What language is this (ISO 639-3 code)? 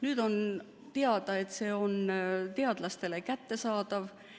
est